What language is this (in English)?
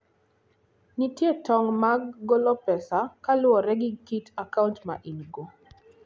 Luo (Kenya and Tanzania)